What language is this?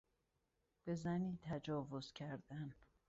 Persian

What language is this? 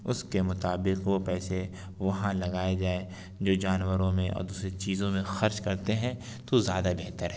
Urdu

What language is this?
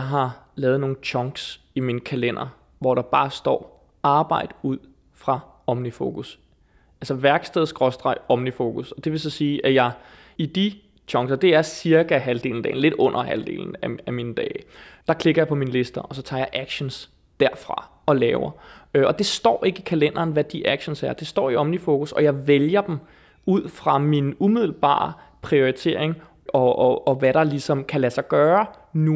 Danish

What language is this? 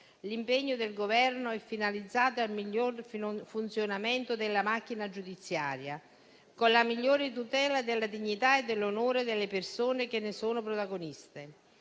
Italian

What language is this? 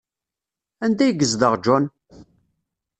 Kabyle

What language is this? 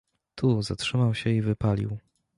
Polish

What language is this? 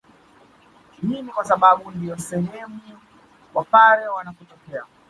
Swahili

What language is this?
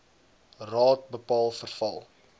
Afrikaans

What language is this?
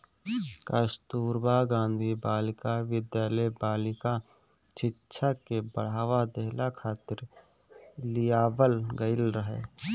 Bhojpuri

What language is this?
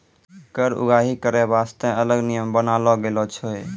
Maithili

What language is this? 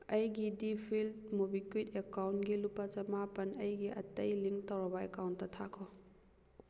Manipuri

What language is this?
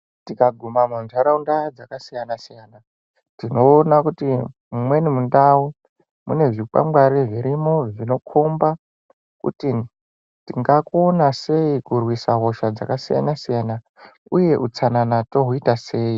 Ndau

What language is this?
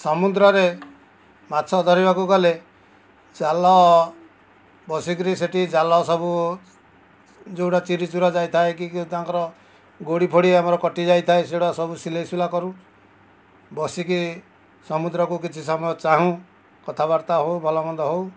Odia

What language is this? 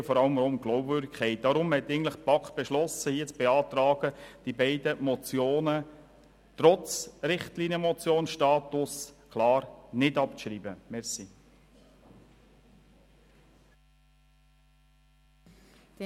Swiss German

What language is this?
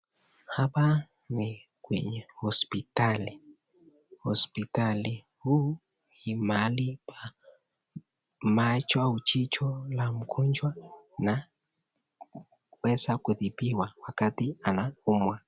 Swahili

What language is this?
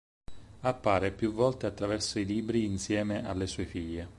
Italian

